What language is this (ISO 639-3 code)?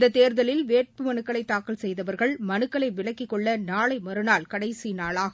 tam